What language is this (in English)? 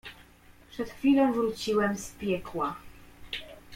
Polish